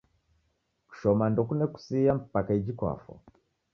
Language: Taita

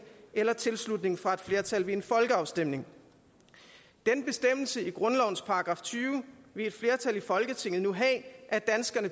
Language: Danish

